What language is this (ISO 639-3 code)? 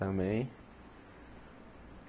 por